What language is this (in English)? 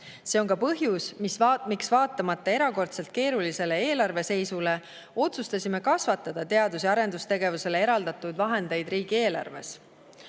Estonian